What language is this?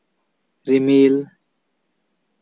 Santali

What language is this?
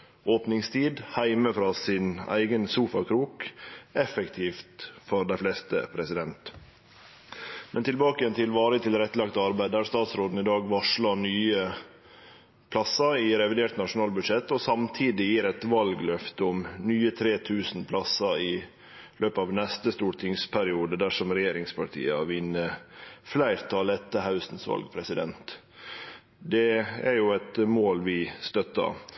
Norwegian Nynorsk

